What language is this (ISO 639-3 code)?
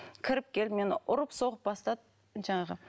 kaz